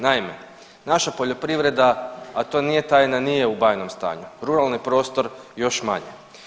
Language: Croatian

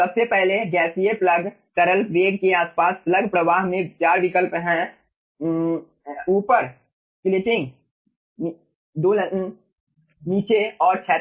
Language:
Hindi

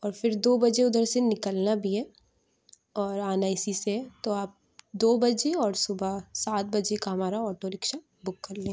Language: Urdu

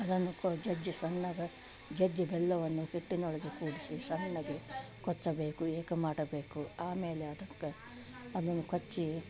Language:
Kannada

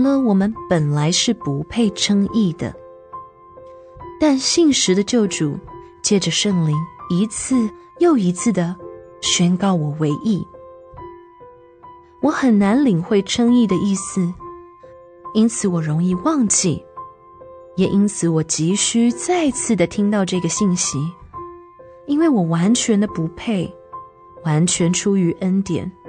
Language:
Chinese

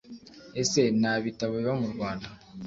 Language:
Kinyarwanda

